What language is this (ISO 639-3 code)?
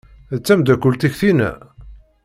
kab